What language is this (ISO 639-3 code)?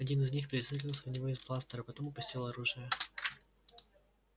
rus